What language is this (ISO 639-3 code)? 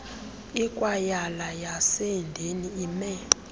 xho